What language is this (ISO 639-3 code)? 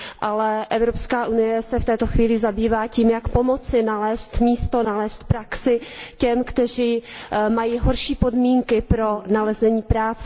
ces